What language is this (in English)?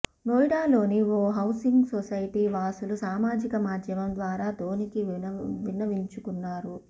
Telugu